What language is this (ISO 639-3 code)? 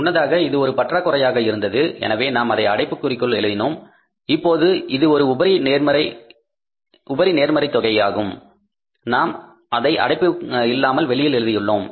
tam